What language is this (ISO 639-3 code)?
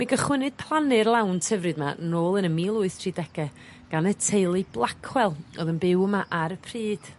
cym